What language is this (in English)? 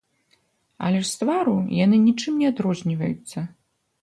Belarusian